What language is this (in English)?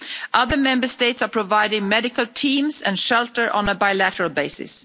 English